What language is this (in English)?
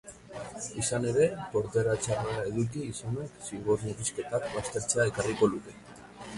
Basque